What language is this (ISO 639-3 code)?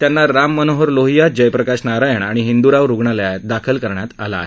mar